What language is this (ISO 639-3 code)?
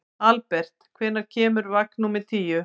isl